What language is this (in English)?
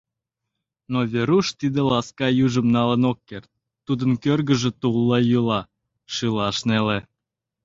Mari